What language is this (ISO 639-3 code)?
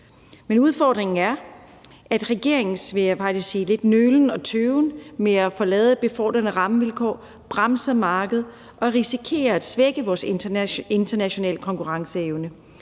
dan